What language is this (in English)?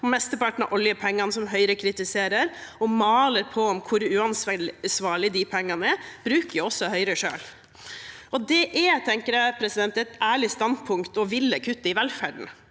Norwegian